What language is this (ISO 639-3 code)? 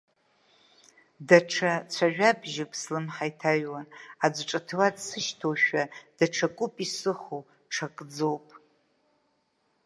abk